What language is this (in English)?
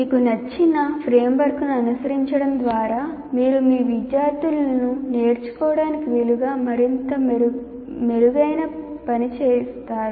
Telugu